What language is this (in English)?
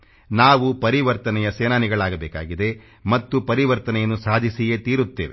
Kannada